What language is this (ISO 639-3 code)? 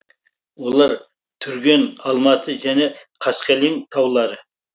kaz